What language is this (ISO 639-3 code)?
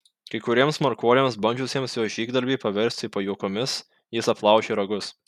lit